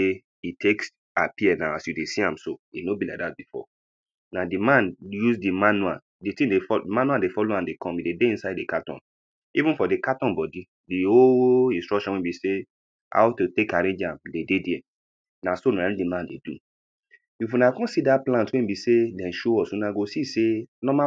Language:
Nigerian Pidgin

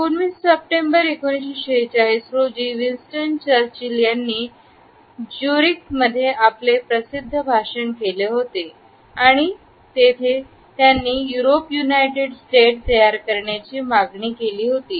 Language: Marathi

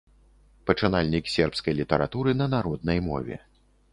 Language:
Belarusian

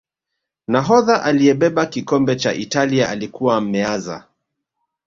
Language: Swahili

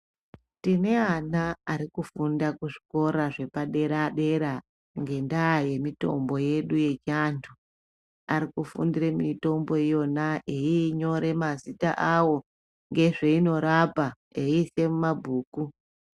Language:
Ndau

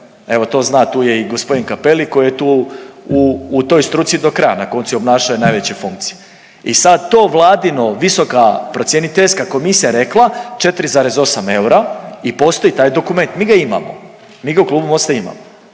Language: Croatian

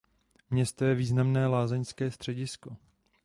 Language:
Czech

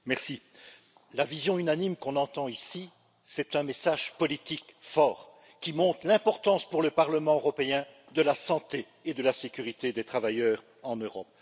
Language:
French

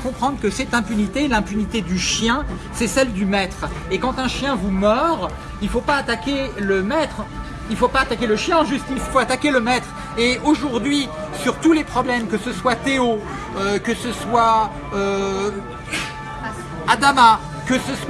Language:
French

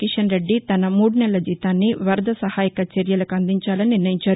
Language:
Telugu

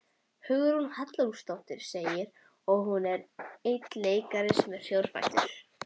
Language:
Icelandic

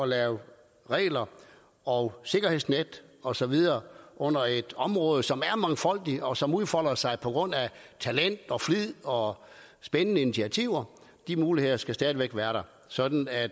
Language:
Danish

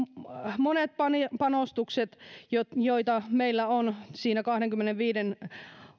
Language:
Finnish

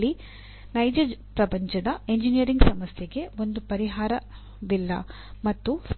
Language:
Kannada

